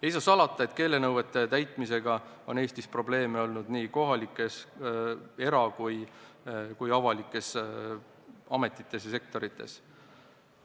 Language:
Estonian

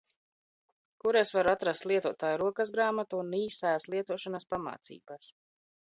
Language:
Latvian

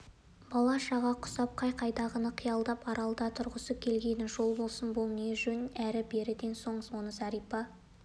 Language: Kazakh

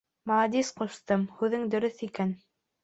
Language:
Bashkir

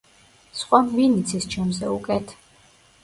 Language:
Georgian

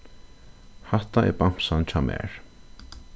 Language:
Faroese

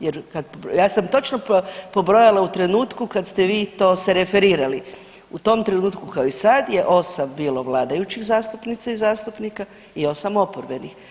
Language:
Croatian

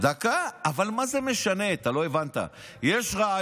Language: Hebrew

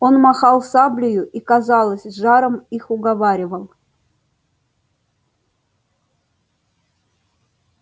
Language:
Russian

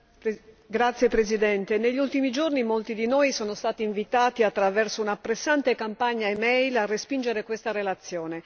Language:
Italian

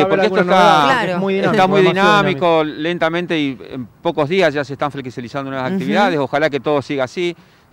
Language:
Spanish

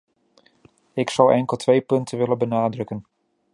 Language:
Dutch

